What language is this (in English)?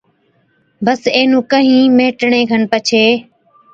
Od